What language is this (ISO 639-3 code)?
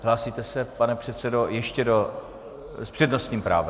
ces